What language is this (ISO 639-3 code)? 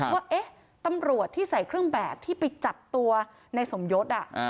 tha